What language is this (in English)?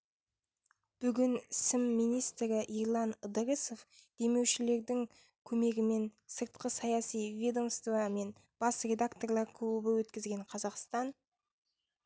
Kazakh